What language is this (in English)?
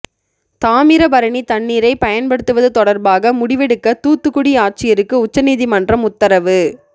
Tamil